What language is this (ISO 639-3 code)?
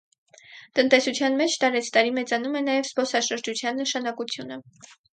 hye